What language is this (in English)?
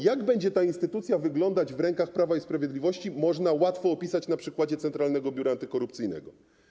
Polish